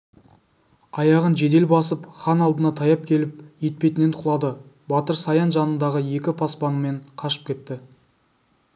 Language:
Kazakh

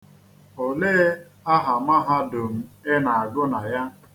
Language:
Igbo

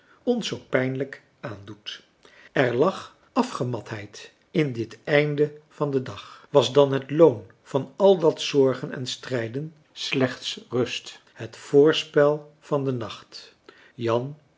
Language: Dutch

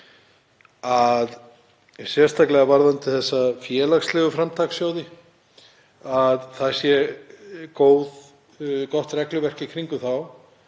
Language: Icelandic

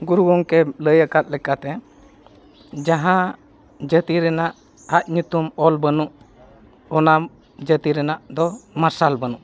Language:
Santali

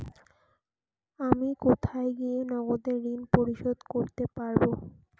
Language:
Bangla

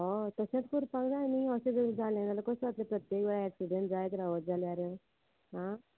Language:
Konkani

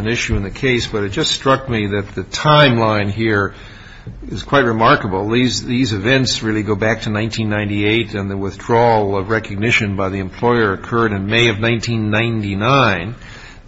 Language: English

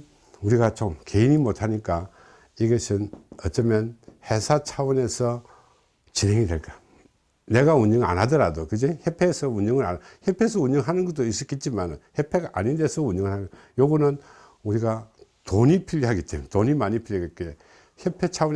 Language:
Korean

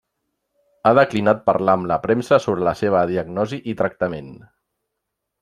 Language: Catalan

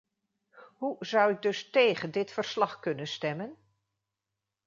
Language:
Dutch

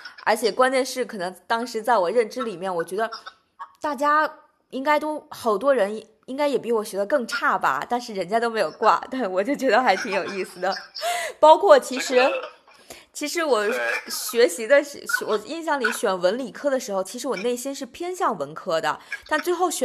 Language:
Chinese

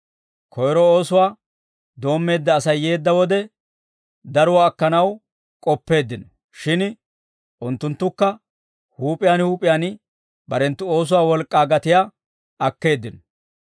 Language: Dawro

